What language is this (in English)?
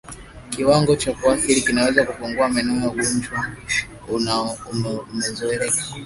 Swahili